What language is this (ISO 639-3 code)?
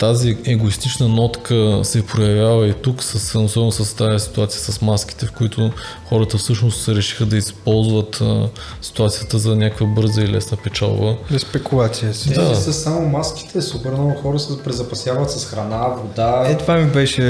bul